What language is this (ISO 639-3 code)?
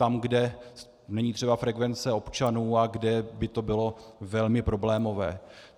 ces